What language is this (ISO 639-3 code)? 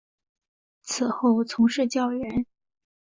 zho